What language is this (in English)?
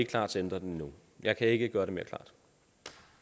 Danish